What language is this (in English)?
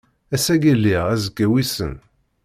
Kabyle